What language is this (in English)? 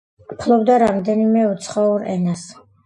Georgian